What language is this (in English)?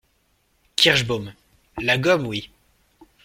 French